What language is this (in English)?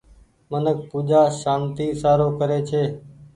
Goaria